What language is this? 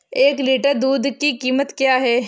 Hindi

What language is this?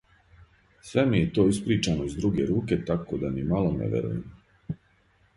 Serbian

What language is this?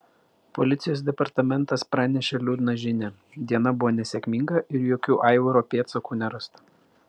Lithuanian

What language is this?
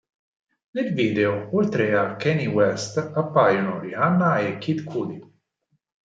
Italian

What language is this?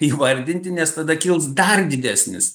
Lithuanian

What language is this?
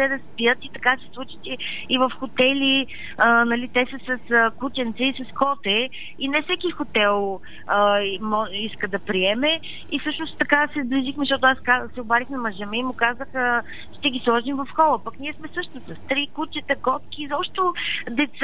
Bulgarian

